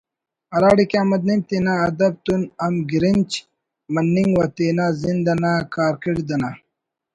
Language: Brahui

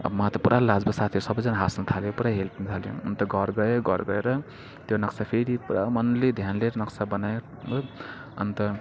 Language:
Nepali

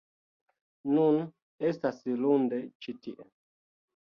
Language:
Esperanto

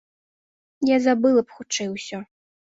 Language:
Belarusian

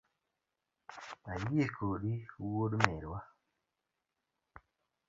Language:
Luo (Kenya and Tanzania)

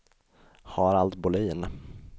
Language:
Swedish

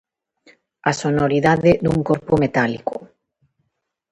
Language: Galician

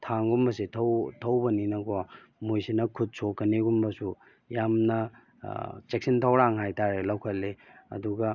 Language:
Manipuri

